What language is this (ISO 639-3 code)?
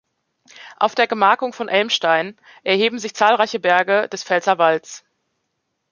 deu